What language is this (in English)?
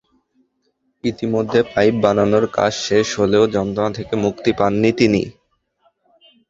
Bangla